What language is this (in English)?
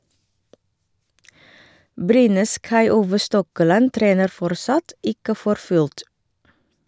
Norwegian